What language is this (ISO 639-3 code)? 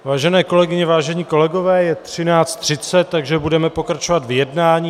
ces